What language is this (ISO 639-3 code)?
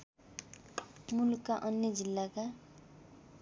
nep